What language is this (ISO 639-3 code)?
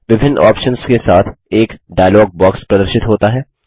hin